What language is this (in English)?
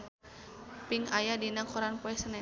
Sundanese